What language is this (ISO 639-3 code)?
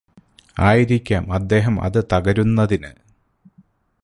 mal